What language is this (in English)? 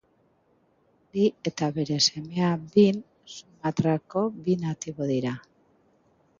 Basque